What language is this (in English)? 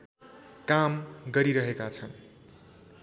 Nepali